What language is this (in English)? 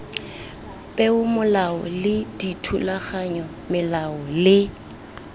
Tswana